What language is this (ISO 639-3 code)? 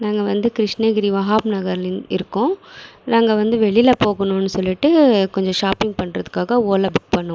tam